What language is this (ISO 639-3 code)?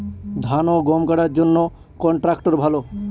ben